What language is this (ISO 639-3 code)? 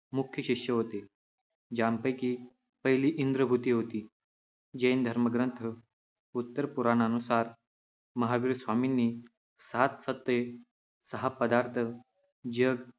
mar